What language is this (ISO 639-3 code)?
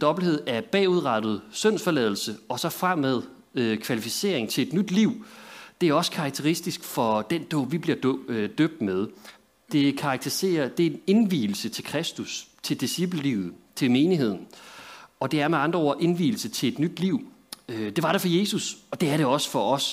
dan